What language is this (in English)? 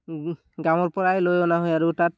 Assamese